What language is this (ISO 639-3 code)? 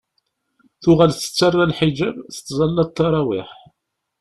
kab